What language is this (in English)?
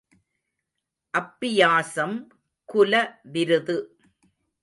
Tamil